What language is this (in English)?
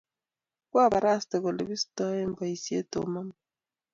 Kalenjin